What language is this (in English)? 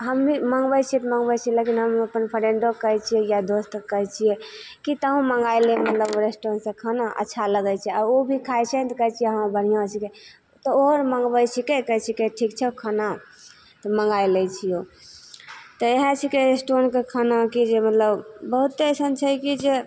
Maithili